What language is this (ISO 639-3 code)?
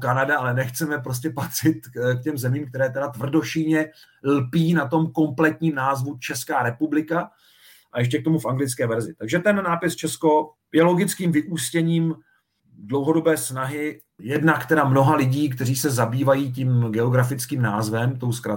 ces